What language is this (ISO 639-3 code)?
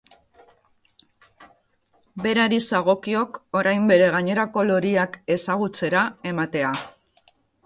eus